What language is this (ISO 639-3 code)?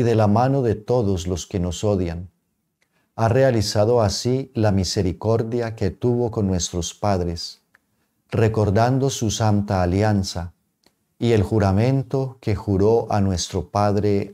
spa